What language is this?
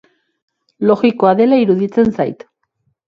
Basque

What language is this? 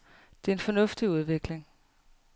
Danish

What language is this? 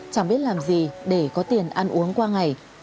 Vietnamese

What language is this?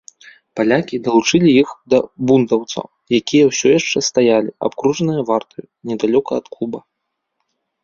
Belarusian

